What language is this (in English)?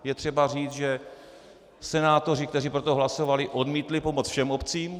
Czech